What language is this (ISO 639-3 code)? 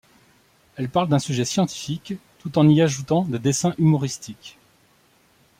fra